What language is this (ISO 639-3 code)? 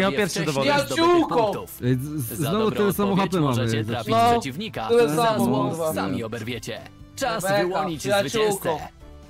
pol